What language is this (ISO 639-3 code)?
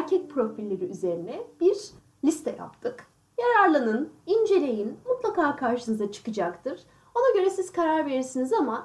tur